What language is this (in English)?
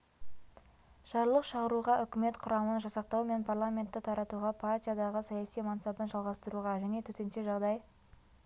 Kazakh